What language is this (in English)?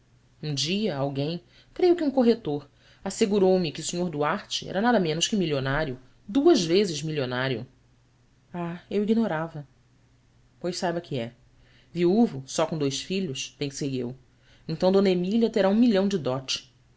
Portuguese